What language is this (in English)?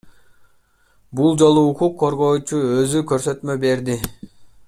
Kyrgyz